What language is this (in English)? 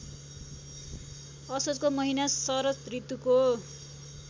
Nepali